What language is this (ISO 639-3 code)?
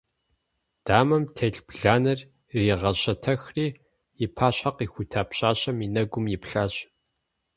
kbd